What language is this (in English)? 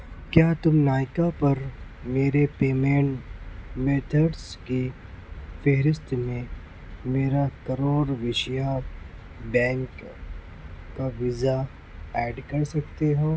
Urdu